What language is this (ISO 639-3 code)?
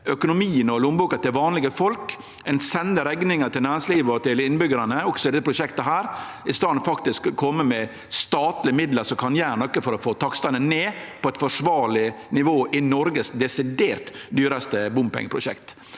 nor